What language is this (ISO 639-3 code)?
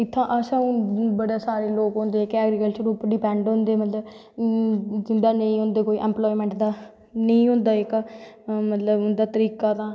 doi